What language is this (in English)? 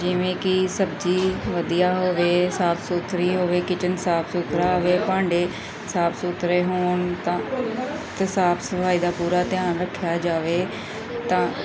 Punjabi